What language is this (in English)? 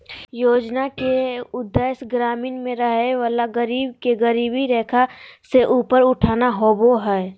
Magahi